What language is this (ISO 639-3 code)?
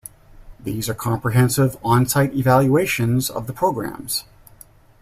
eng